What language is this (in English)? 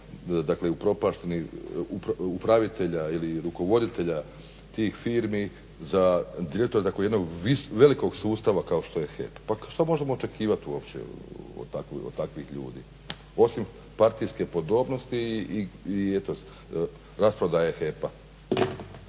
Croatian